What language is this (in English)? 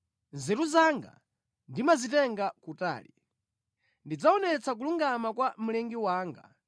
Nyanja